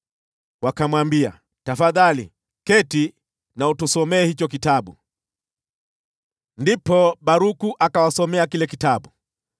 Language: Swahili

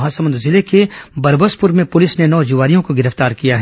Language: Hindi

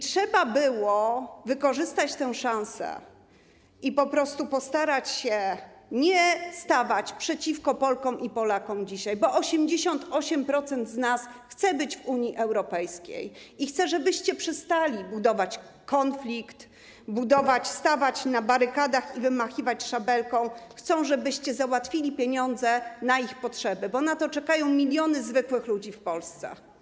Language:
Polish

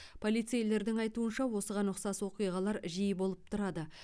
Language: Kazakh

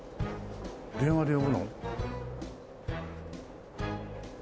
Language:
Japanese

